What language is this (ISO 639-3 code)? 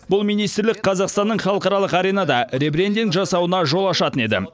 kaz